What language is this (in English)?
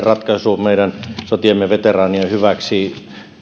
Finnish